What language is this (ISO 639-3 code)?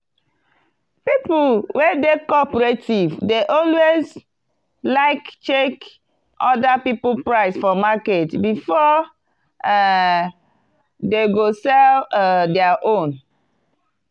pcm